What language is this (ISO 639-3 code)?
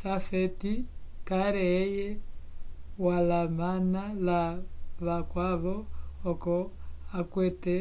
umb